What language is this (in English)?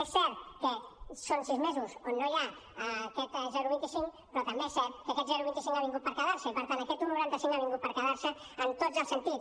Catalan